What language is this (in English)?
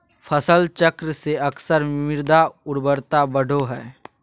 Magahi